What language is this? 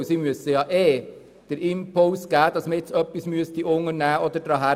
Swiss German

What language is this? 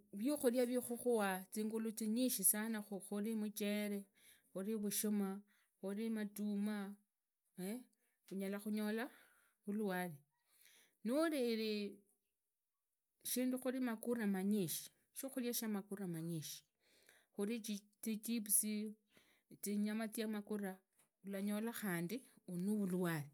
Idakho-Isukha-Tiriki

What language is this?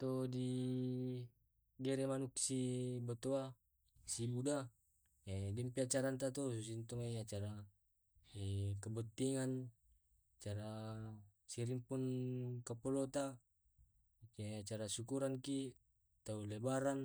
Tae'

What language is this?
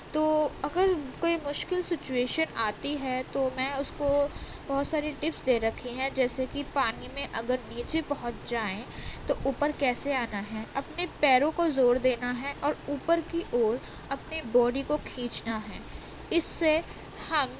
Urdu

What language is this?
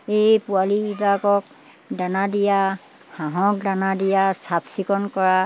Assamese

